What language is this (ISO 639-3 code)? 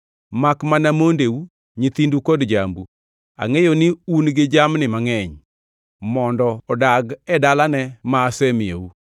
luo